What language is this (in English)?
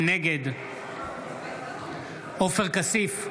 Hebrew